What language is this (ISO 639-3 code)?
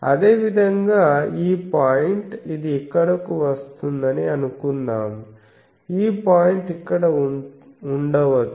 tel